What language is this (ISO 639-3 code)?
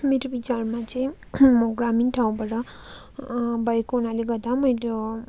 nep